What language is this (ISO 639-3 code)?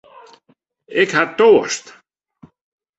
fry